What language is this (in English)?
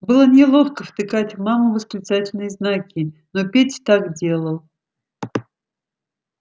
Russian